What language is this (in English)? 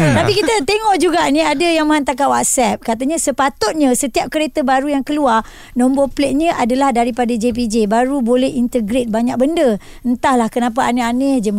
Malay